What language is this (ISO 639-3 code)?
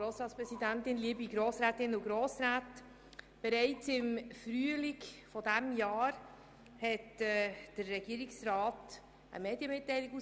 gsw